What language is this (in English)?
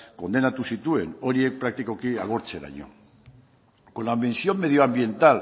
Basque